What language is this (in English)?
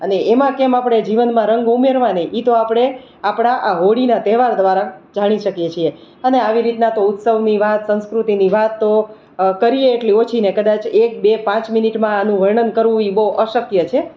Gujarati